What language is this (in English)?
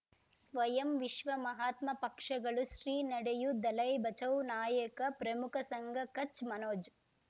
Kannada